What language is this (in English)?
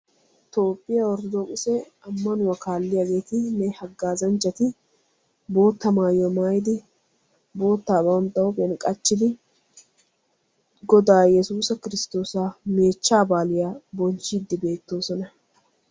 Wolaytta